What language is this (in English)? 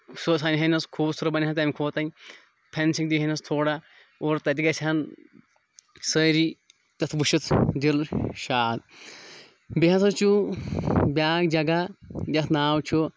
Kashmiri